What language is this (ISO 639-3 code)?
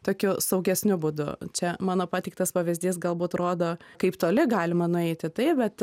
lit